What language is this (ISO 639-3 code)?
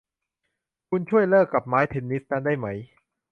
tha